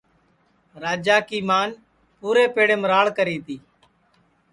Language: Sansi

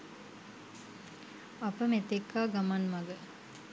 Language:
Sinhala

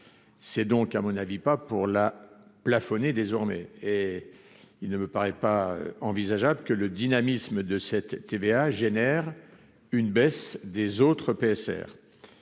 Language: French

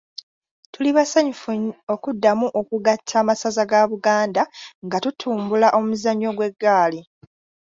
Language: Ganda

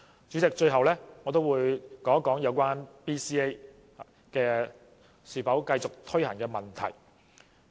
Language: Cantonese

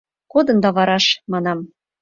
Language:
Mari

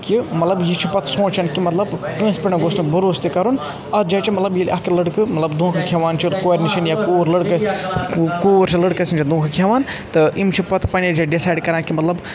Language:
Kashmiri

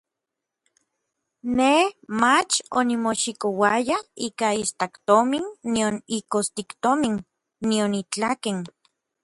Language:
Orizaba Nahuatl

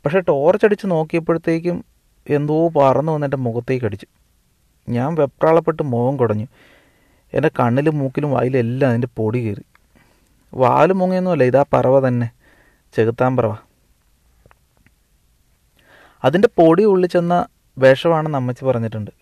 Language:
Malayalam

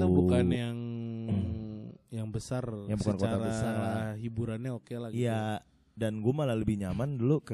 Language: Indonesian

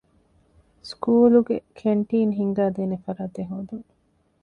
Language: Divehi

